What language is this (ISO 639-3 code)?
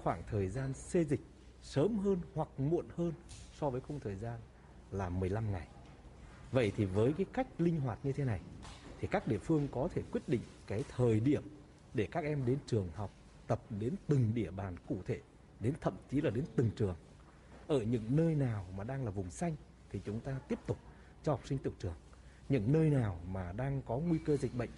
vie